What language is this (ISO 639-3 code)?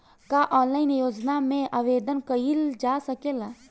bho